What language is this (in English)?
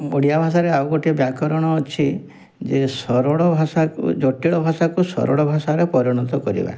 Odia